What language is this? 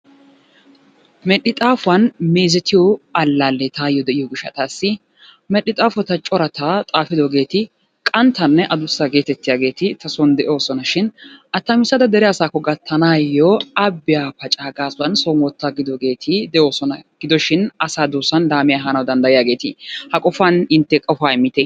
Wolaytta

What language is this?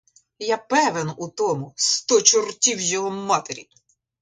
Ukrainian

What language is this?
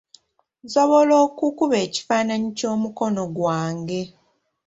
Ganda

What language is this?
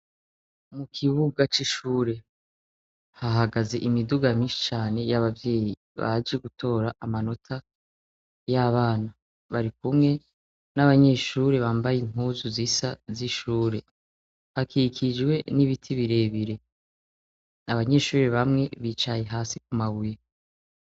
Rundi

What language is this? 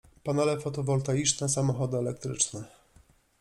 Polish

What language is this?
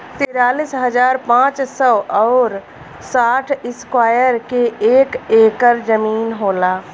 Bhojpuri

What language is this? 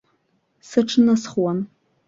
Abkhazian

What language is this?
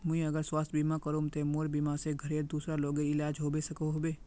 Magahi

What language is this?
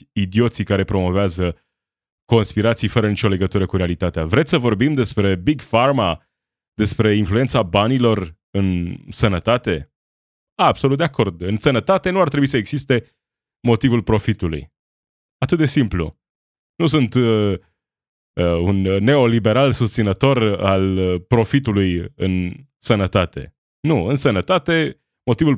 Romanian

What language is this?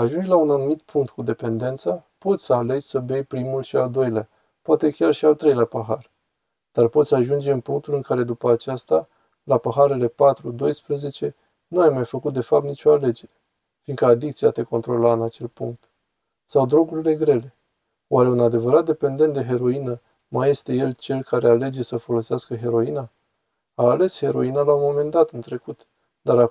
Romanian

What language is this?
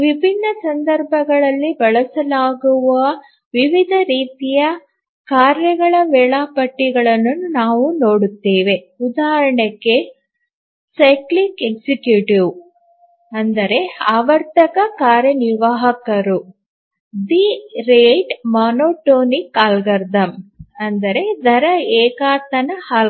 Kannada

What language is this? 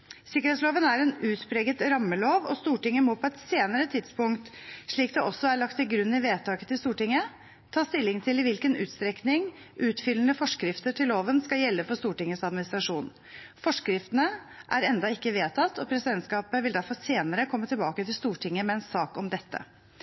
Norwegian Bokmål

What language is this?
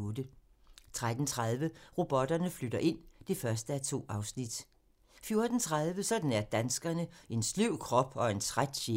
Danish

